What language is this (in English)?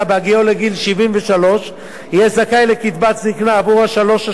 Hebrew